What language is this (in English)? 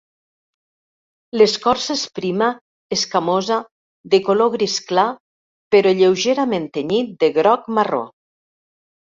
Catalan